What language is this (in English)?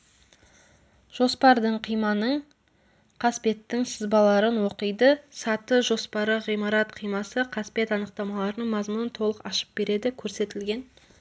Kazakh